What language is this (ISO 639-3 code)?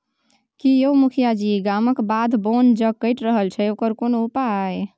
mai